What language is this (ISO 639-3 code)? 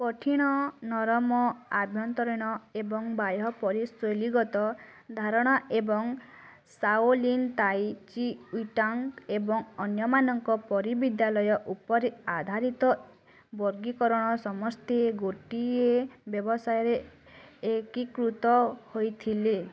ori